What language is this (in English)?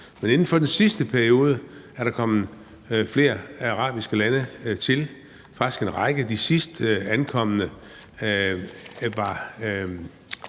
Danish